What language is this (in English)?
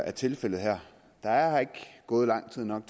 Danish